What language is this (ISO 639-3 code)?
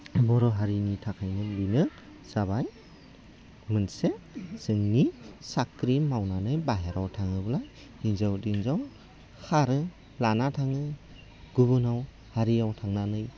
brx